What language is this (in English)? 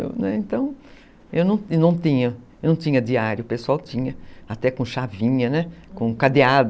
Portuguese